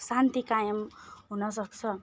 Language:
Nepali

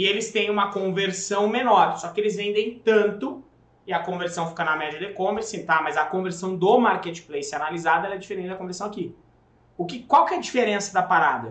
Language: Portuguese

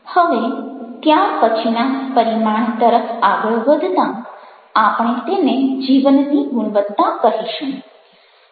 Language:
Gujarati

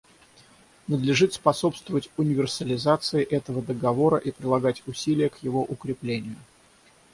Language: Russian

